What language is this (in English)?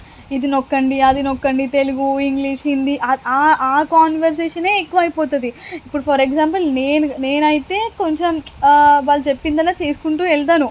Telugu